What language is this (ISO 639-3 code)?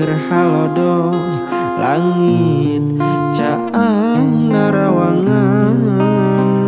ind